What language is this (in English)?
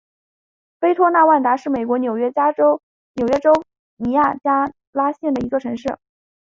Chinese